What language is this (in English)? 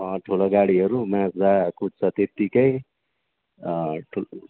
Nepali